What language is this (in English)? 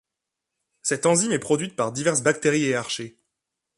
French